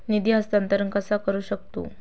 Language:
Marathi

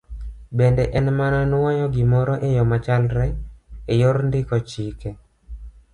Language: Luo (Kenya and Tanzania)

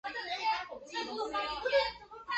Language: Chinese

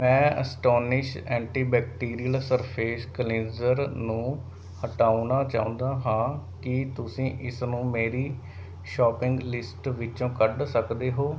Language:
Punjabi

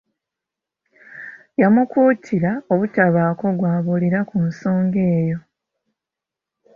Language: Ganda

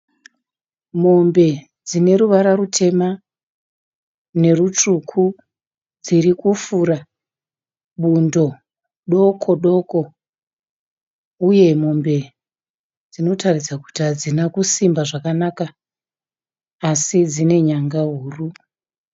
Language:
Shona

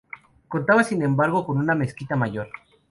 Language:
Spanish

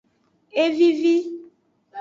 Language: Aja (Benin)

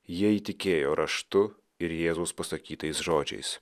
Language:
Lithuanian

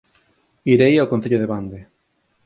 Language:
Galician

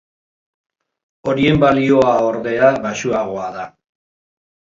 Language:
Basque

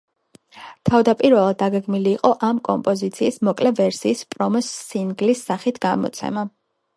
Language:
Georgian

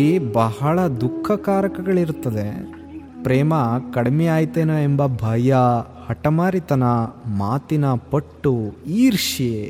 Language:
Kannada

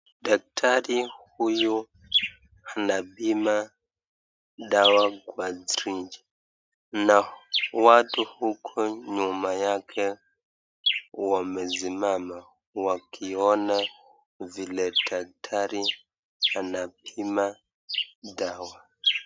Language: Swahili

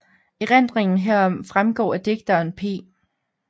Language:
Danish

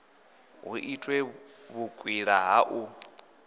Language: Venda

